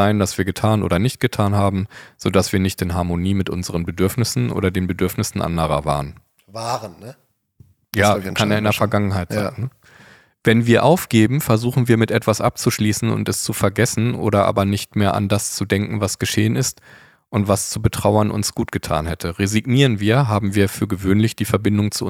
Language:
German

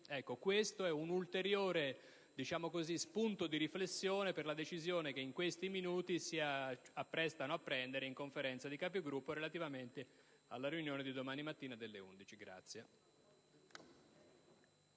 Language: Italian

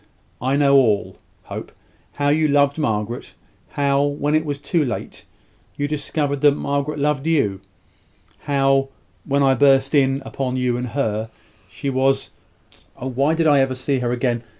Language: English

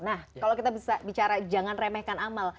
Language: Indonesian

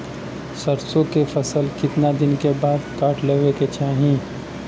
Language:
Bhojpuri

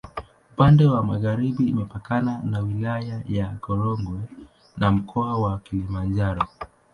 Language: Swahili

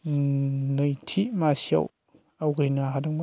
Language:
Bodo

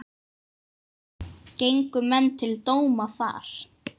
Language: Icelandic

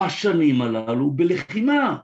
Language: Hebrew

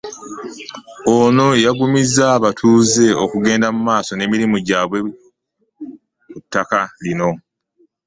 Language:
Ganda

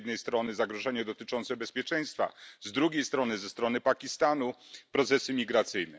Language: Polish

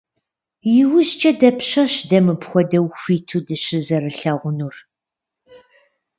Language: Kabardian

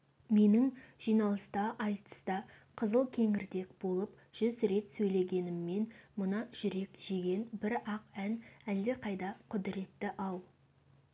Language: Kazakh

